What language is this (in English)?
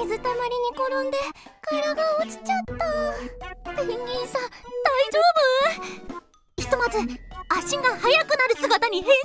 Japanese